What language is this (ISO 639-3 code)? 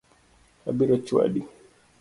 luo